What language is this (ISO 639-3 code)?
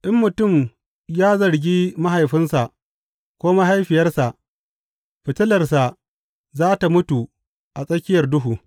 hau